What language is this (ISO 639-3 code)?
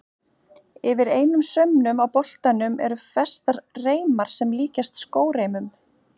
isl